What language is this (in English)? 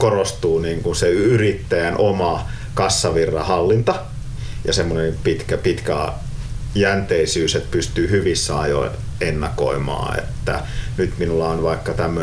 Finnish